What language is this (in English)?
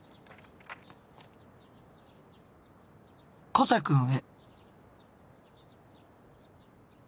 Japanese